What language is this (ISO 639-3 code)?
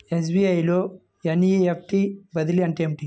tel